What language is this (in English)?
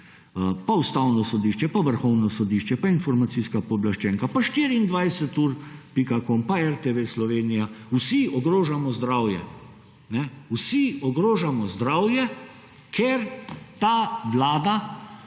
Slovenian